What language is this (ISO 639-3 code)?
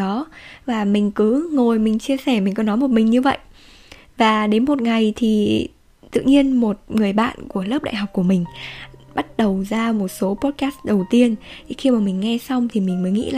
vie